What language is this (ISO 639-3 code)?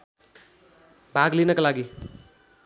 nep